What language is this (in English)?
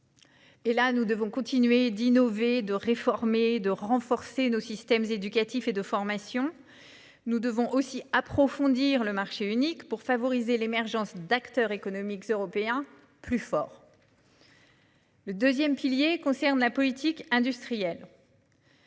French